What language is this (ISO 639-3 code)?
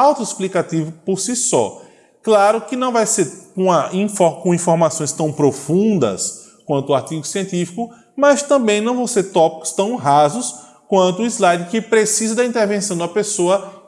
por